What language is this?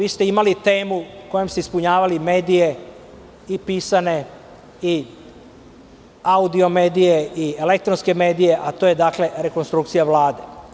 Serbian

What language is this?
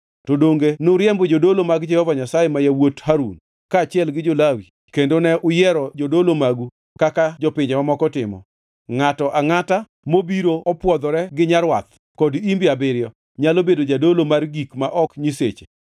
Luo (Kenya and Tanzania)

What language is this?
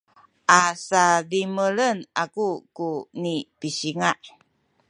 Sakizaya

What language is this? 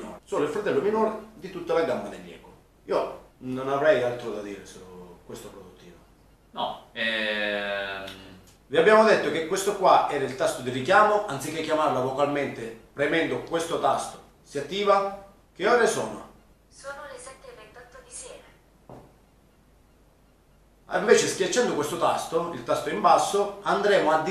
Italian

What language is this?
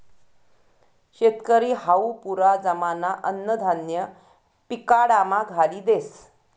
Marathi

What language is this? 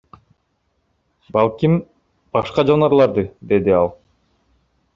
Kyrgyz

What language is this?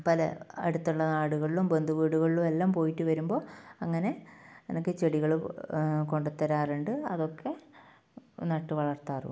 Malayalam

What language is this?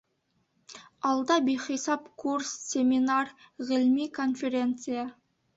Bashkir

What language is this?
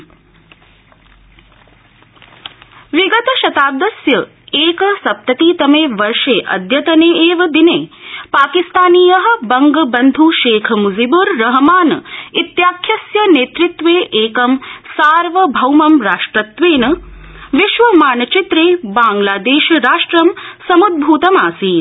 Sanskrit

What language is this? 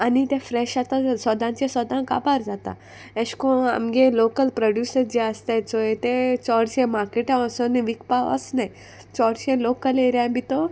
Konkani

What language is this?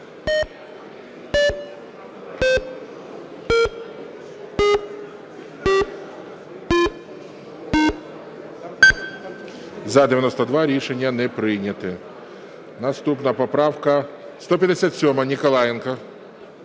Ukrainian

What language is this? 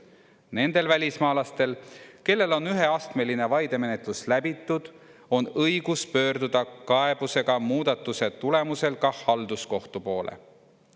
Estonian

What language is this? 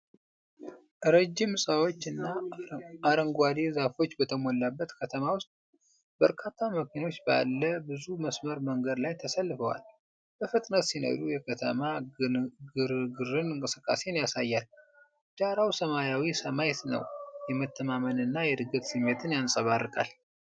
Amharic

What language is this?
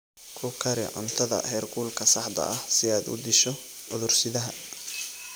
Somali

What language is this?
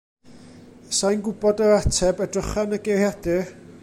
Welsh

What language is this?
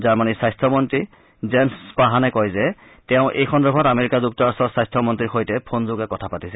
Assamese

